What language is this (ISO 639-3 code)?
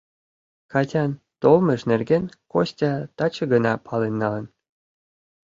chm